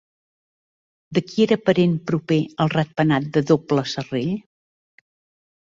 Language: Catalan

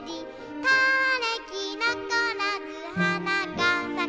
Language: Japanese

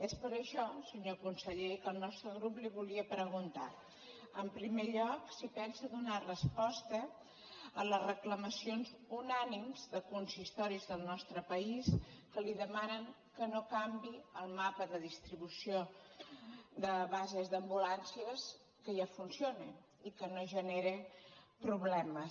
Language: Catalan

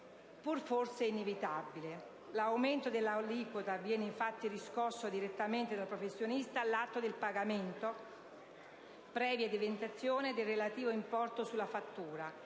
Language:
Italian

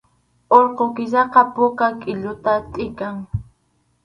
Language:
Arequipa-La Unión Quechua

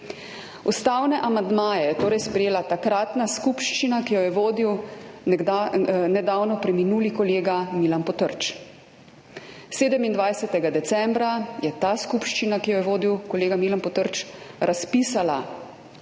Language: Slovenian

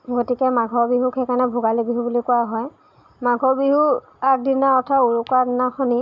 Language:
Assamese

